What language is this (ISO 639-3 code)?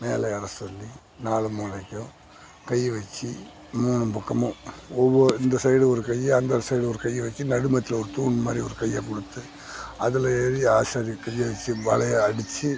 tam